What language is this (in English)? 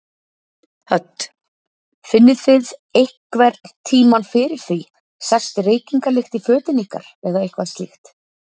Icelandic